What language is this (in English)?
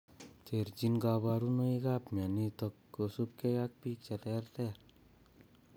Kalenjin